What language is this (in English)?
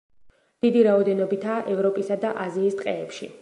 Georgian